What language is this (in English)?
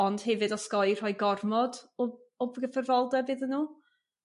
Welsh